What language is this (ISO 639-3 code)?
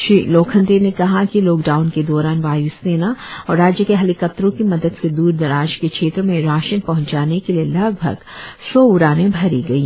hin